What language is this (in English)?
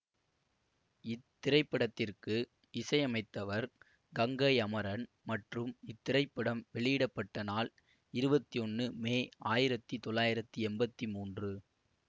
Tamil